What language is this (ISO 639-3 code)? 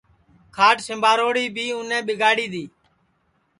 ssi